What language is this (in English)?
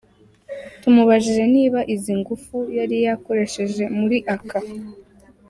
Kinyarwanda